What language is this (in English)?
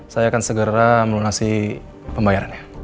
Indonesian